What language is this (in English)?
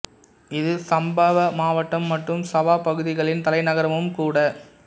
Tamil